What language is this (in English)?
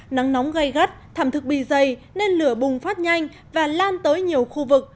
Vietnamese